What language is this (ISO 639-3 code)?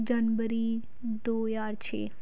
pan